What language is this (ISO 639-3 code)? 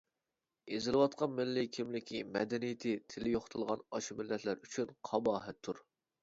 uig